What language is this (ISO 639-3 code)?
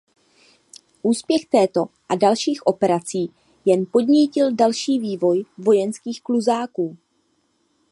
ces